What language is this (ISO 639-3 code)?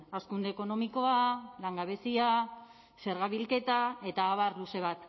eus